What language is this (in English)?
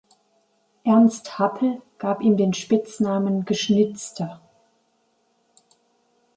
German